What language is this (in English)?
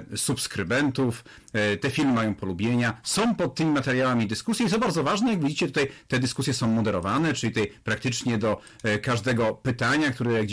Polish